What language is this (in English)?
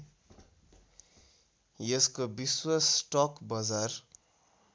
Nepali